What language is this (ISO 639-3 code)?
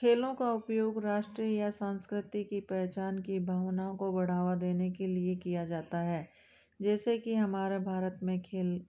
hin